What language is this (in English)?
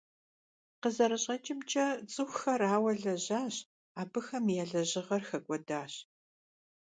Kabardian